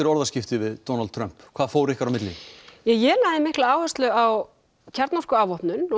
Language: Icelandic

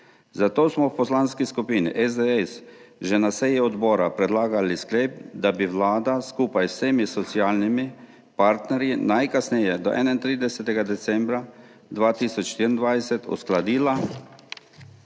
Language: Slovenian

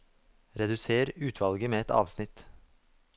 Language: Norwegian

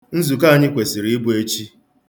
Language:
Igbo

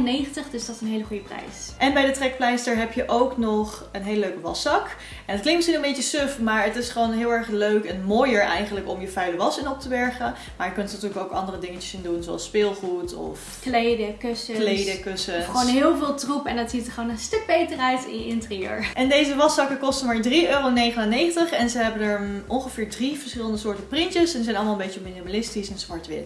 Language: Dutch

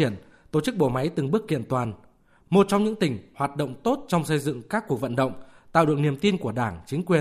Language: Vietnamese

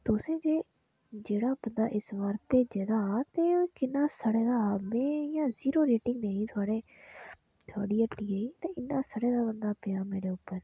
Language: Dogri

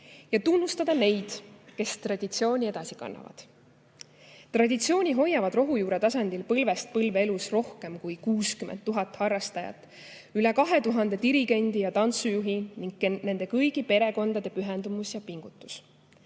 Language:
Estonian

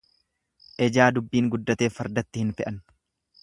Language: Oromo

